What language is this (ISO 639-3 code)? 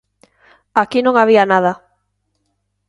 glg